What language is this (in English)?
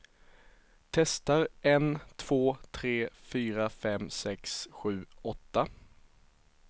Swedish